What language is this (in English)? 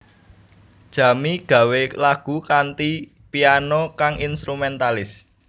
Javanese